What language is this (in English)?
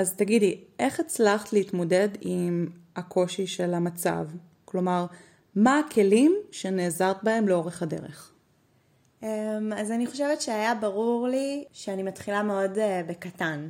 Hebrew